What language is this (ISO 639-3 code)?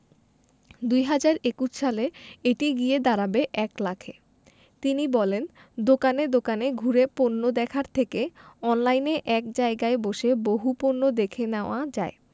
ben